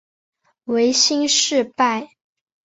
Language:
Chinese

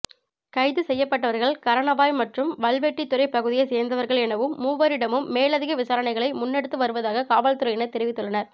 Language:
Tamil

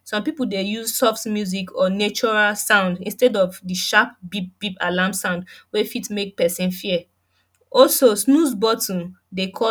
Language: Nigerian Pidgin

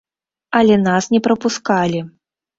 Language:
Belarusian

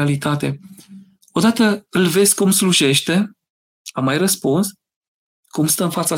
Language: Romanian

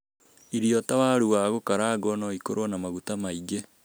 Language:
Kikuyu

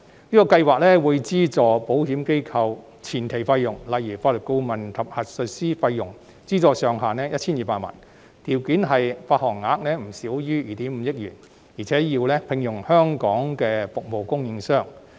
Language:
Cantonese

